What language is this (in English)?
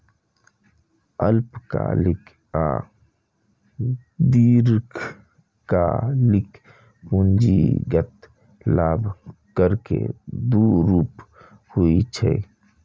Maithili